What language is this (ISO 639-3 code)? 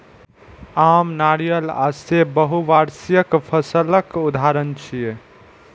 mai